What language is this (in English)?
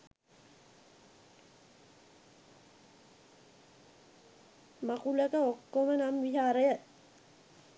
Sinhala